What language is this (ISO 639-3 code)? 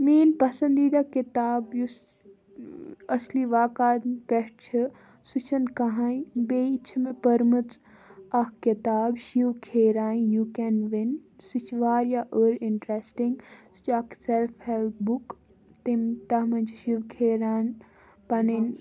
kas